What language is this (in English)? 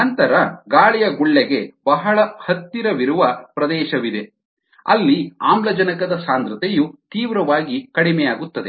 Kannada